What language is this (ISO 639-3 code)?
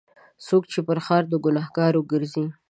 pus